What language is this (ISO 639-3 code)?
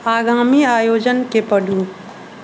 mai